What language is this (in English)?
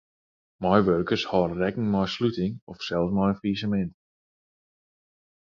Western Frisian